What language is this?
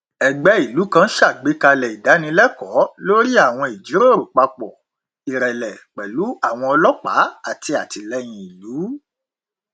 Yoruba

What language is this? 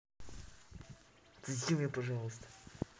Russian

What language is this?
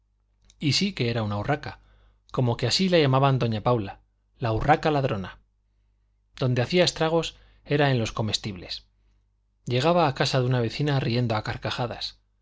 Spanish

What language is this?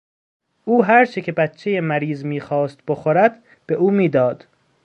Persian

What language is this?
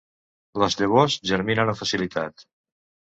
Catalan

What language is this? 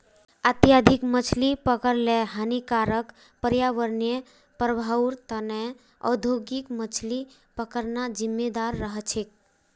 Magahi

